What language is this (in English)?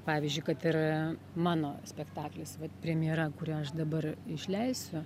Lithuanian